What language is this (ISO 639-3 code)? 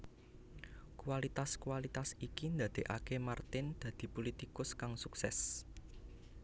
jav